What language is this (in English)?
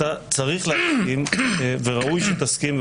Hebrew